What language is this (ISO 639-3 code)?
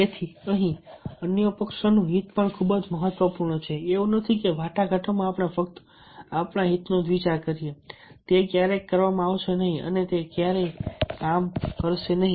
guj